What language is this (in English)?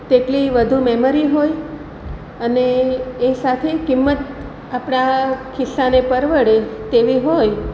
Gujarati